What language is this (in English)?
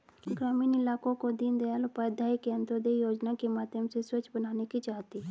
Hindi